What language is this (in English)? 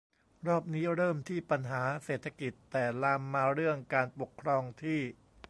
Thai